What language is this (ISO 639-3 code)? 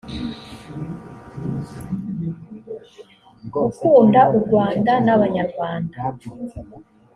kin